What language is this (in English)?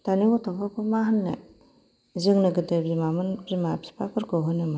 Bodo